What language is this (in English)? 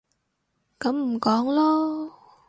Cantonese